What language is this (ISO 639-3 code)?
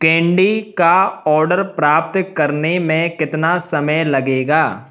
hin